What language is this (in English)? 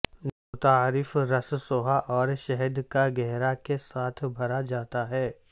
Urdu